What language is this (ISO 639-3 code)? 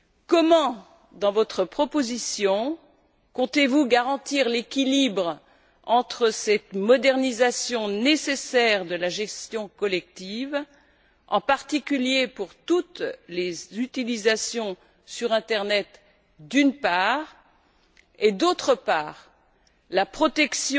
fra